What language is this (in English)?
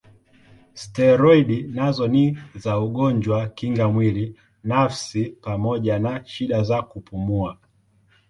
Swahili